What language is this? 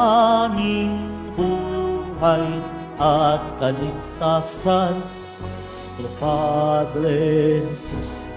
Filipino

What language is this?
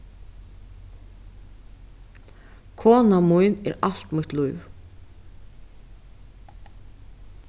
Faroese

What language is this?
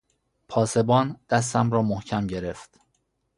Persian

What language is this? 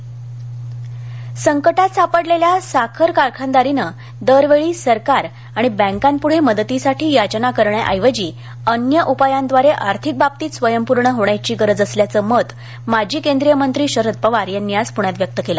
Marathi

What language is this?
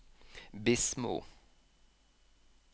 Norwegian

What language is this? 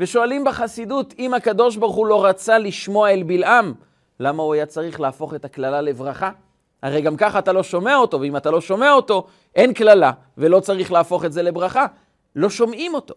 Hebrew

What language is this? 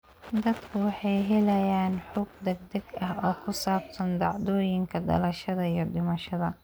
Somali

